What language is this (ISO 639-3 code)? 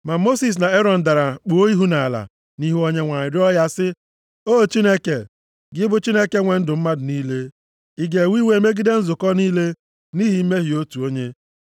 ibo